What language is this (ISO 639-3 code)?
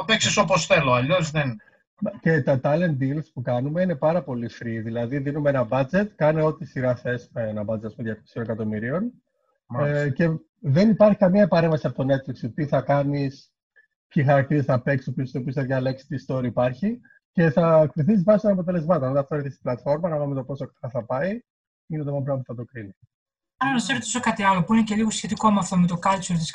ell